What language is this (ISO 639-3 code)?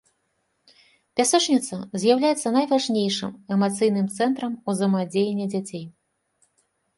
bel